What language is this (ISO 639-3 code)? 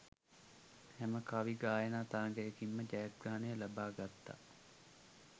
sin